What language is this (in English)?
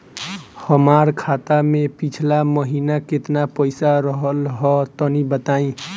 Bhojpuri